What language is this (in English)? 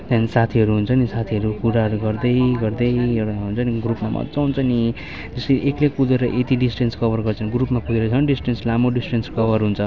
Nepali